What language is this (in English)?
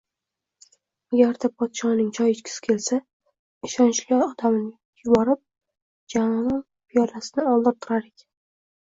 Uzbek